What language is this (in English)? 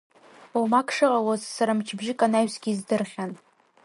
Abkhazian